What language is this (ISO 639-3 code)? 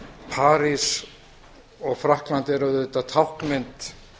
isl